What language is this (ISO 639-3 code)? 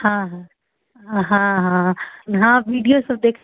mai